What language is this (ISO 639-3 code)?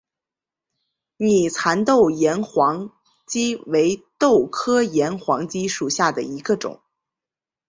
zho